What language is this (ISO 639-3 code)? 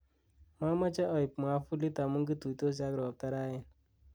kln